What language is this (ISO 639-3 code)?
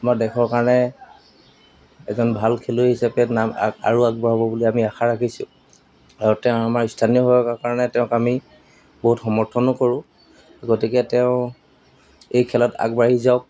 asm